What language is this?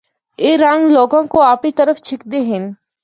Northern Hindko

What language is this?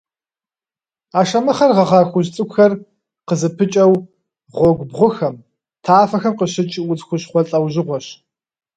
Kabardian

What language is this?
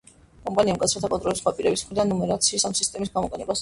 Georgian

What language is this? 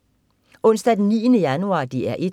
Danish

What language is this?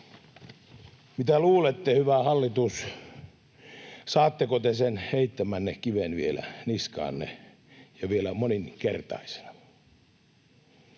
Finnish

